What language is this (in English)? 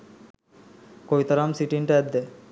Sinhala